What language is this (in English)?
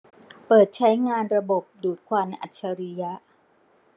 Thai